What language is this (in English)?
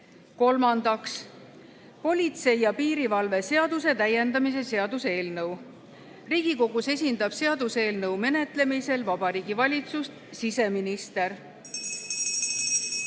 Estonian